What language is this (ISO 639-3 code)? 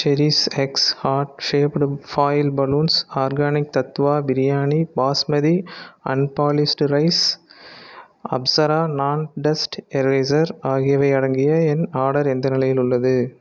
tam